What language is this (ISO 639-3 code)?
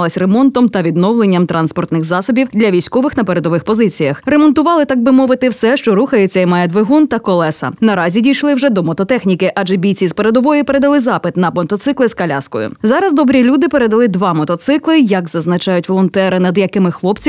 ukr